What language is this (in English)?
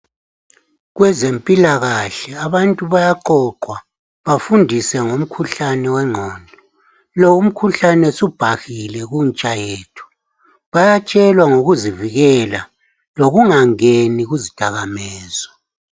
North Ndebele